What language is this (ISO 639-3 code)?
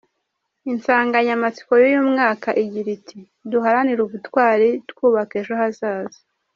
kin